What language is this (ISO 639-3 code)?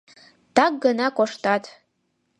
chm